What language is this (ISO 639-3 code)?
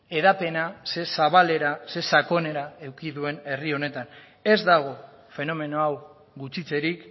eus